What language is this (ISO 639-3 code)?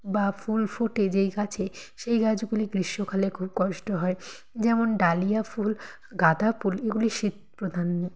ben